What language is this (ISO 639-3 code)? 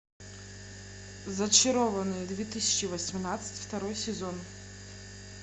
rus